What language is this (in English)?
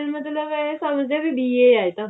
Punjabi